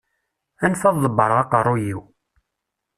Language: Kabyle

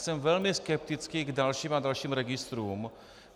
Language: Czech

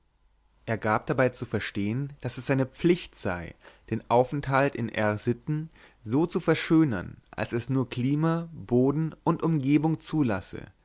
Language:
German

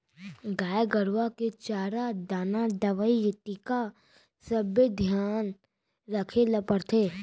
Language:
Chhattisgarhi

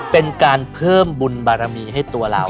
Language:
Thai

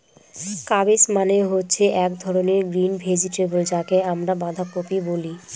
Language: Bangla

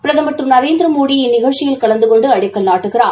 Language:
Tamil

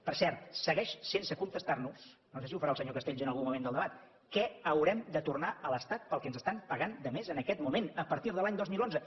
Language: Catalan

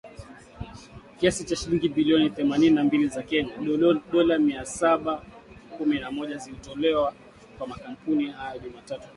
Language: Swahili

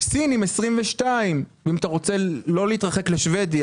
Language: Hebrew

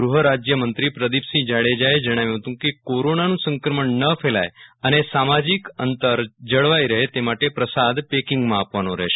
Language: Gujarati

